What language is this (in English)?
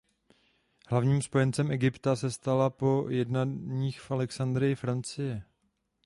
Czech